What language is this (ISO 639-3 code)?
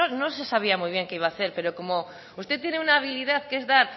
spa